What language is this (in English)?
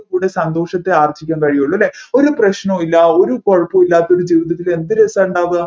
Malayalam